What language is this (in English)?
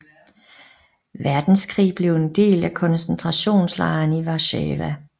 Danish